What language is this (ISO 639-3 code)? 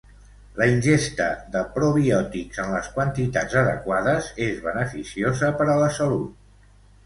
cat